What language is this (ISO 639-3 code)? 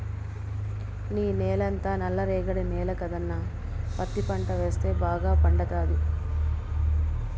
tel